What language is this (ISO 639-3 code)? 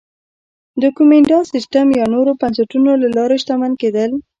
pus